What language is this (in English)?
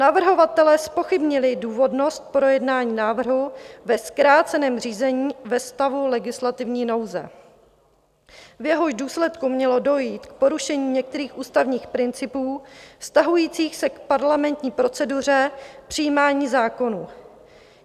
Czech